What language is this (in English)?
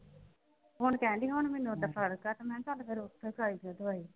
Punjabi